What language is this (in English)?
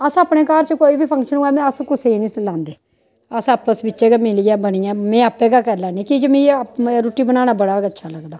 Dogri